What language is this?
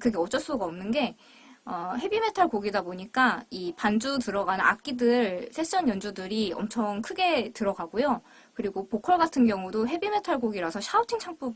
Korean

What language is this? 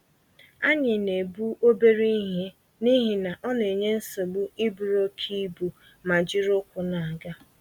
Igbo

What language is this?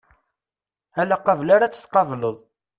Kabyle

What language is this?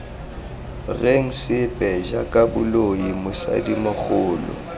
Tswana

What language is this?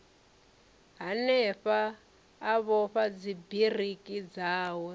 Venda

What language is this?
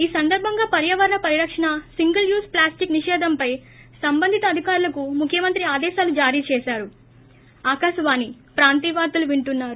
Telugu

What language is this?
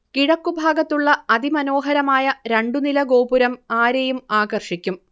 Malayalam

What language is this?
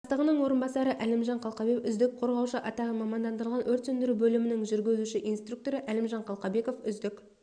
Kazakh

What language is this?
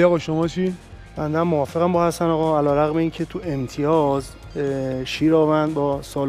Persian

